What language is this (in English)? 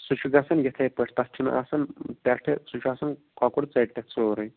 Kashmiri